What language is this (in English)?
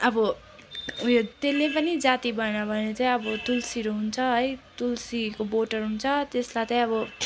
Nepali